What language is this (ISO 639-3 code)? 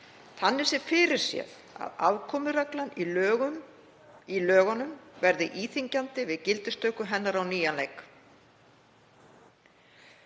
isl